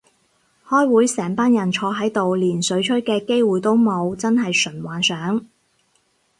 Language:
Cantonese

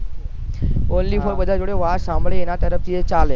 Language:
Gujarati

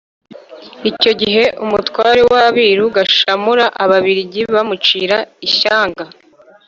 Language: Kinyarwanda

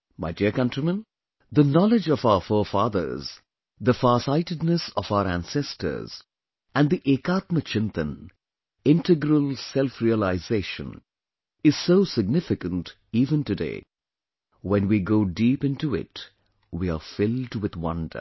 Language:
English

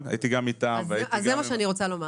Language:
Hebrew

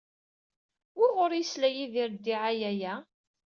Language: Kabyle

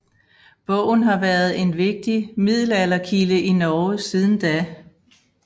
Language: Danish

